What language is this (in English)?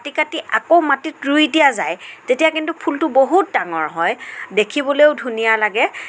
Assamese